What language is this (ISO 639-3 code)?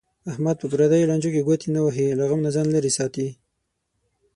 pus